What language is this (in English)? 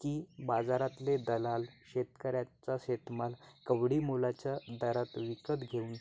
Marathi